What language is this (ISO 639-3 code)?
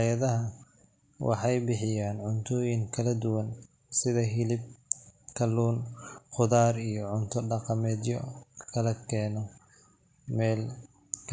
som